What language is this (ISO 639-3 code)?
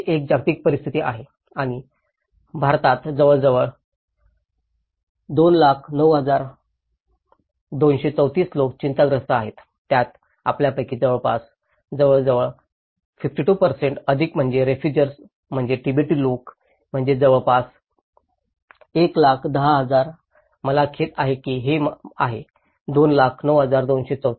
mar